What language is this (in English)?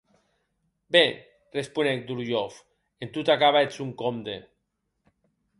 Occitan